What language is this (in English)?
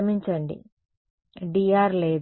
Telugu